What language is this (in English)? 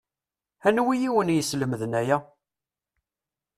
Kabyle